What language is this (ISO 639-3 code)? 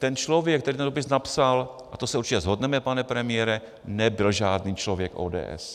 ces